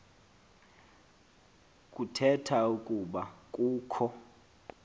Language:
Xhosa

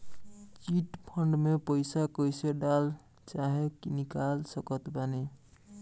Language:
Bhojpuri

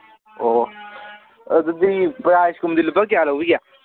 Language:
Manipuri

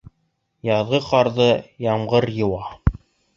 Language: Bashkir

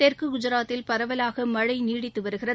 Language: Tamil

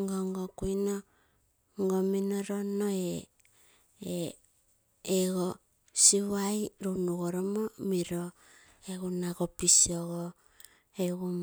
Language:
Terei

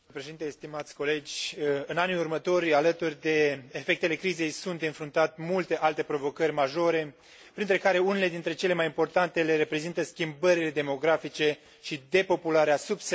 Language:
Romanian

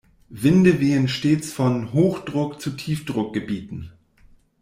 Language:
German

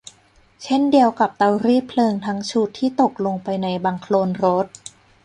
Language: Thai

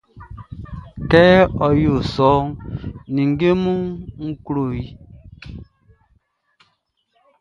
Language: Baoulé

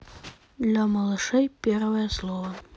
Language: Russian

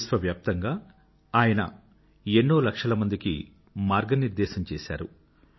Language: Telugu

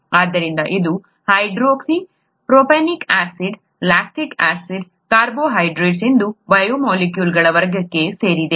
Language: Kannada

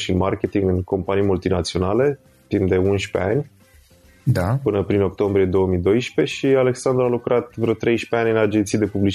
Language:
Romanian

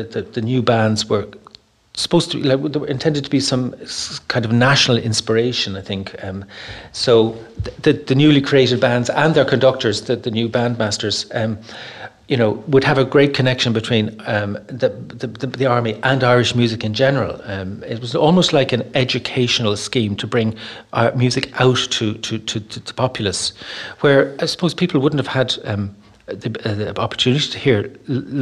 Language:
English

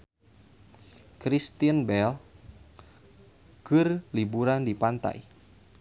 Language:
Sundanese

